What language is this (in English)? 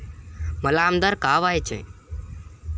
Marathi